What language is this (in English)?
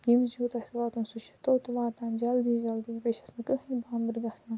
Kashmiri